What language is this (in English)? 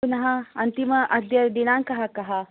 Sanskrit